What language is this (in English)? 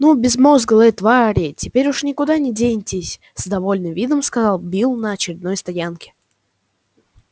Russian